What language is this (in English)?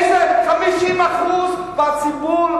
Hebrew